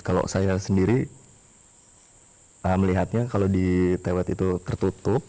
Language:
Indonesian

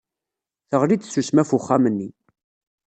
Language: Kabyle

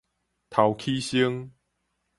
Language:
Min Nan Chinese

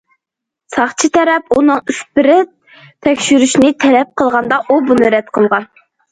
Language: Uyghur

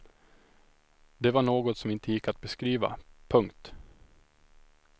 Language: Swedish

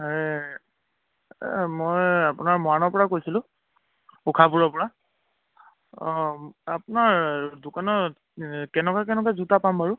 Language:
Assamese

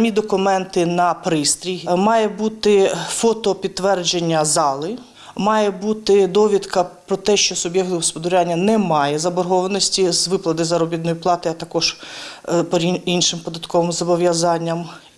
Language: Ukrainian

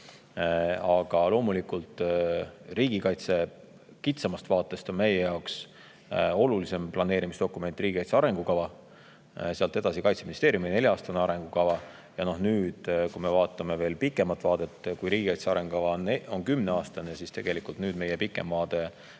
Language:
Estonian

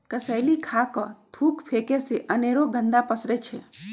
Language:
Magahi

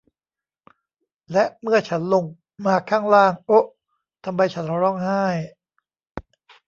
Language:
Thai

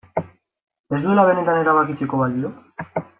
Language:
Basque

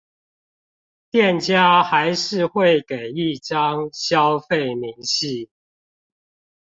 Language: Chinese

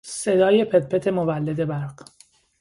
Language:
Persian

